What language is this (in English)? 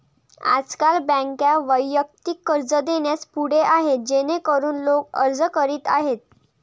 Marathi